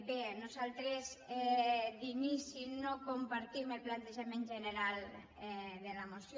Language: Catalan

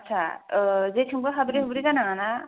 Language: Bodo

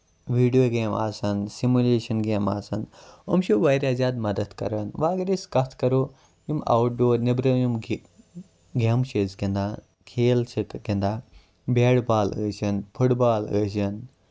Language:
Kashmiri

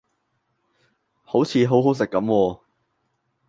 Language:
Cantonese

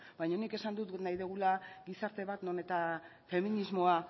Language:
Basque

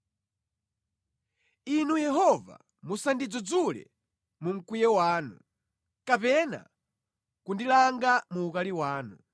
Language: Nyanja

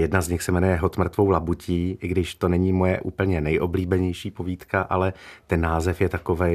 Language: Czech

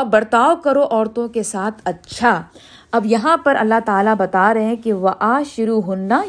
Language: Urdu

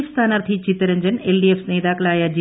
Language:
Malayalam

